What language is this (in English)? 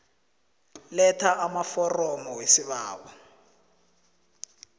South Ndebele